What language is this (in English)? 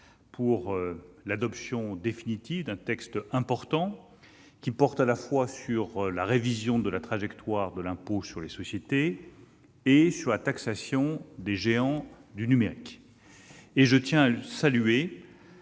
French